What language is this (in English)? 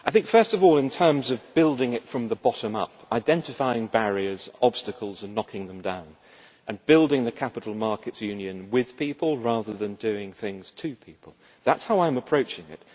English